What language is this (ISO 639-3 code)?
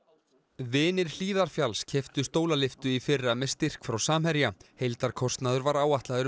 isl